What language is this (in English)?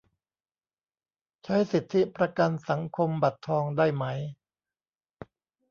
Thai